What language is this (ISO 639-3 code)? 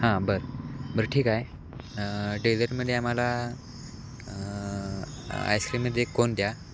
mar